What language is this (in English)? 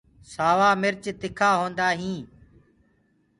Gurgula